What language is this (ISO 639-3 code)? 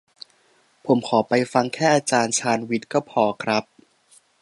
tha